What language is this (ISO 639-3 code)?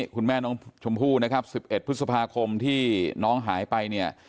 tha